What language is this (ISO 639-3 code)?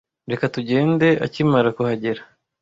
kin